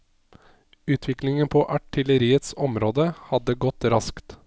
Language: Norwegian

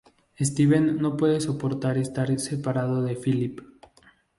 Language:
Spanish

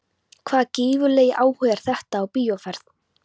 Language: Icelandic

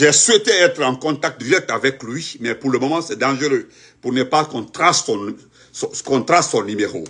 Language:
French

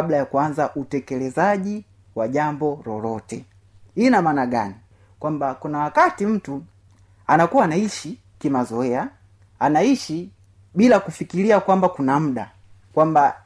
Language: Swahili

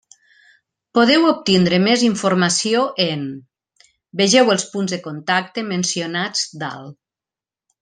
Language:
Catalan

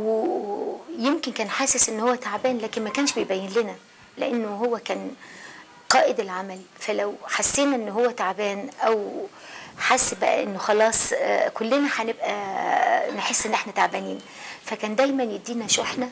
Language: Arabic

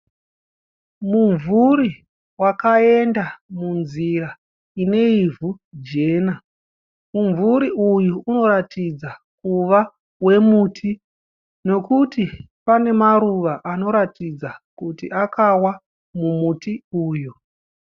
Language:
Shona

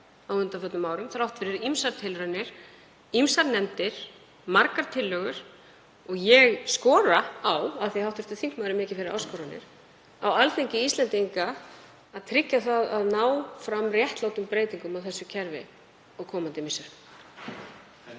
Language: Icelandic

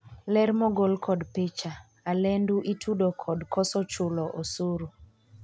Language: Luo (Kenya and Tanzania)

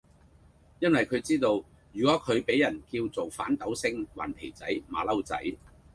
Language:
Cantonese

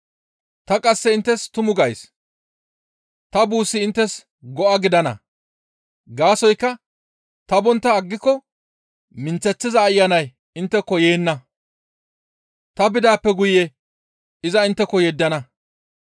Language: Gamo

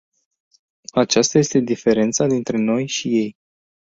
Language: Romanian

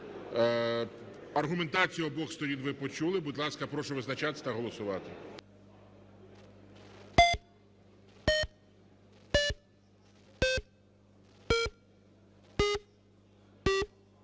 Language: Ukrainian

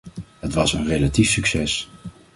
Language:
Dutch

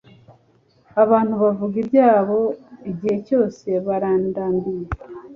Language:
Kinyarwanda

